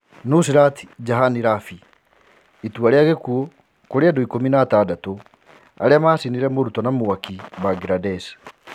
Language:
Kikuyu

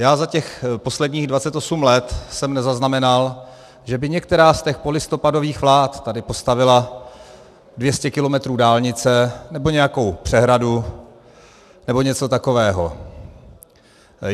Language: Czech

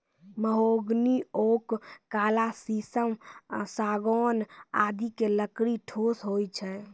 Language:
Maithili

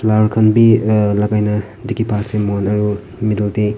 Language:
Naga Pidgin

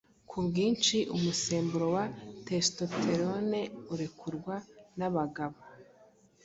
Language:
Kinyarwanda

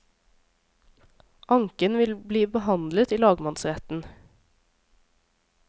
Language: Norwegian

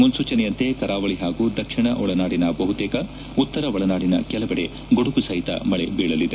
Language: Kannada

